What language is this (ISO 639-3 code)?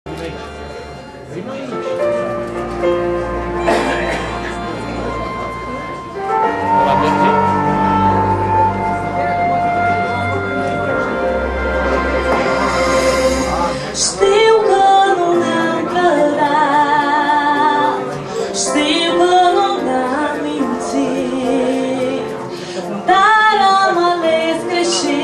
ron